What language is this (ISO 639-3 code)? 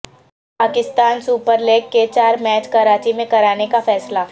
urd